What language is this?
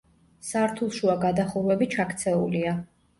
Georgian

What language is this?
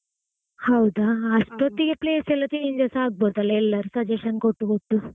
Kannada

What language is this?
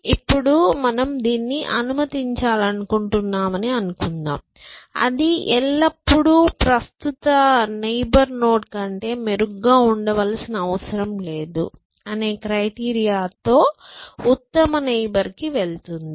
Telugu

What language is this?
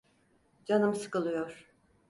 Turkish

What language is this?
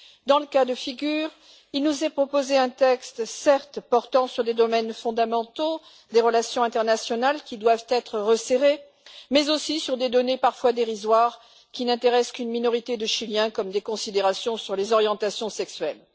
French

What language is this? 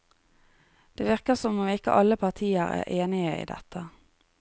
Norwegian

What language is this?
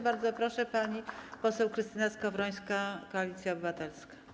Polish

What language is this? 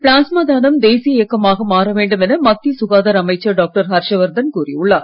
Tamil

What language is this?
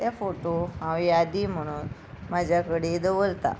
Konkani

